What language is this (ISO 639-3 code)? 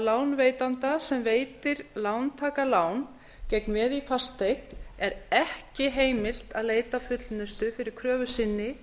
isl